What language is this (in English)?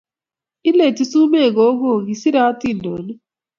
Kalenjin